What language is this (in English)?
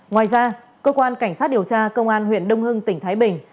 Vietnamese